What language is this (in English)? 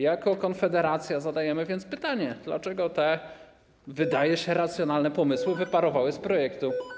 Polish